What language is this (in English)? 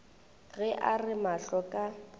Northern Sotho